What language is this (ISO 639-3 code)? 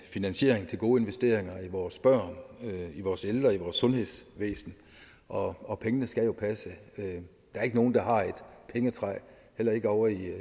dan